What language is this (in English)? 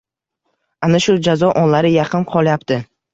Uzbek